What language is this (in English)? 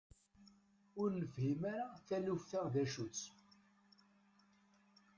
Kabyle